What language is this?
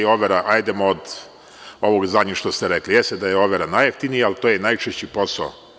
Serbian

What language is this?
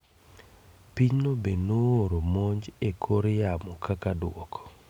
Luo (Kenya and Tanzania)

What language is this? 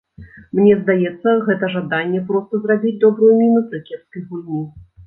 Belarusian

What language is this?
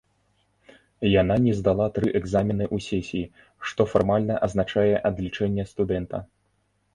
Belarusian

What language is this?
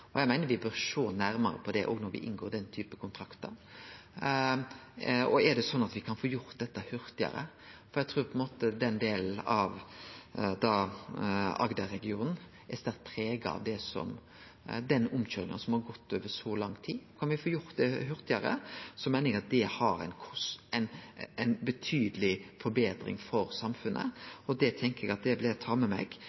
Norwegian Nynorsk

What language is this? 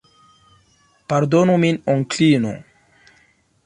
Esperanto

